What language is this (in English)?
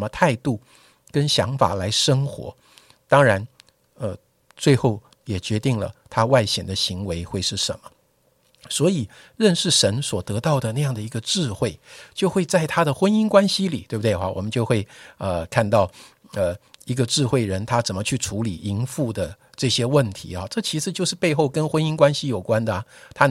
Chinese